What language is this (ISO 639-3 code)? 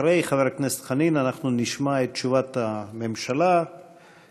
heb